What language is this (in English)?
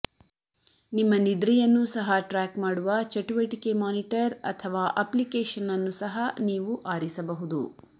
Kannada